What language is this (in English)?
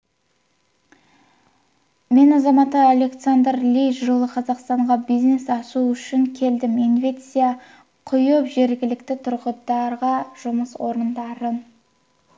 Kazakh